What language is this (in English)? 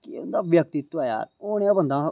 Dogri